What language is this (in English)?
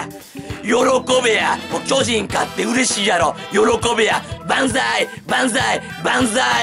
Japanese